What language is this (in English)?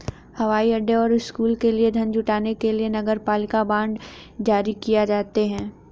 Hindi